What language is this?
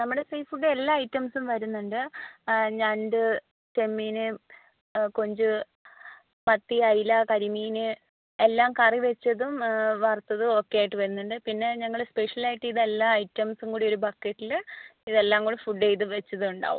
Malayalam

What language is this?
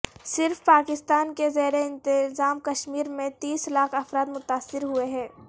Urdu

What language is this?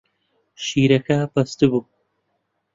Central Kurdish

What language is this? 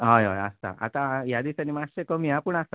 Konkani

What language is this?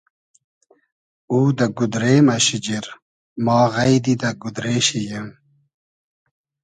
Hazaragi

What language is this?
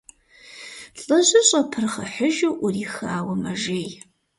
Kabardian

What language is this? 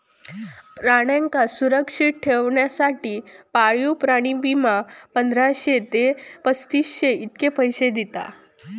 Marathi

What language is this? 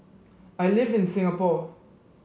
English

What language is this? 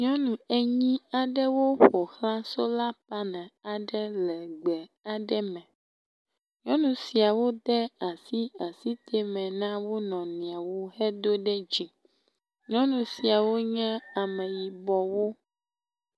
Ewe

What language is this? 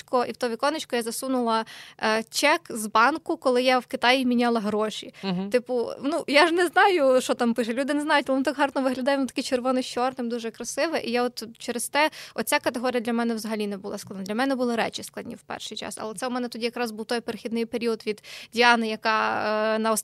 Ukrainian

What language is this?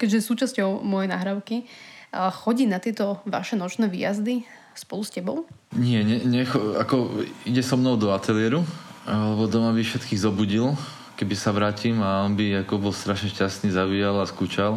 Slovak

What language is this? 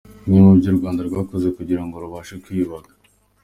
Kinyarwanda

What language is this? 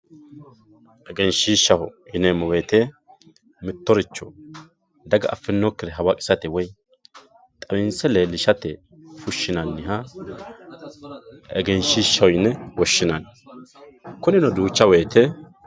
Sidamo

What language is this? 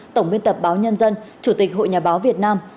Vietnamese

